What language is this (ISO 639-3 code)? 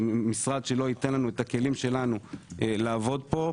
heb